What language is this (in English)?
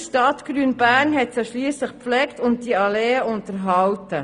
Swiss German